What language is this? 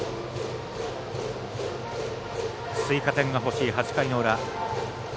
Japanese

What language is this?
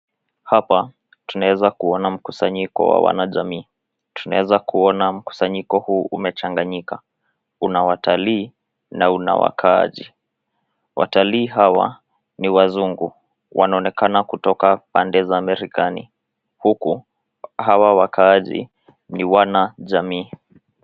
Swahili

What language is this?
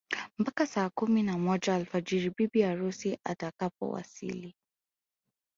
Swahili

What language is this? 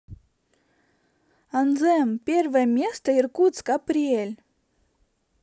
Russian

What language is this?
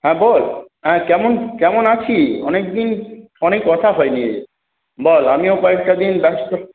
Bangla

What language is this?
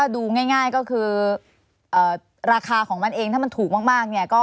Thai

